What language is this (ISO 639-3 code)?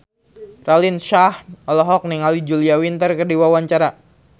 sun